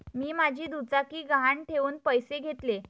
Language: Marathi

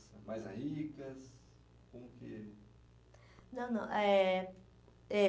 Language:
Portuguese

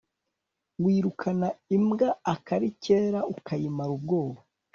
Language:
Kinyarwanda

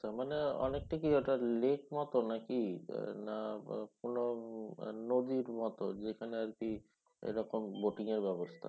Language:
Bangla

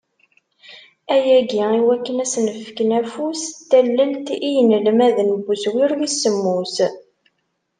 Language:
Kabyle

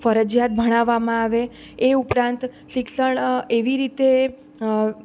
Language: Gujarati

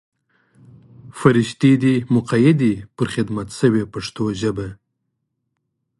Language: Pashto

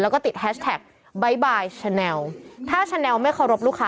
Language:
Thai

